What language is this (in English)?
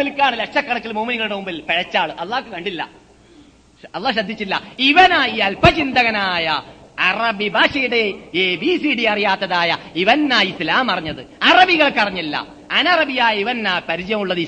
Malayalam